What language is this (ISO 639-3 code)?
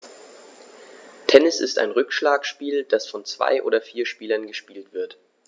deu